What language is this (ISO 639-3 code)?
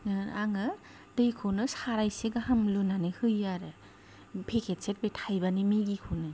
brx